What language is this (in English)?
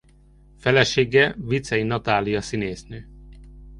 Hungarian